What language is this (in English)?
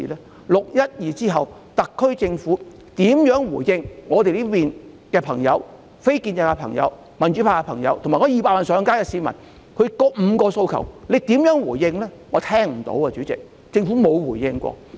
Cantonese